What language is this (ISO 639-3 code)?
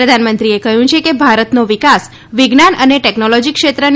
guj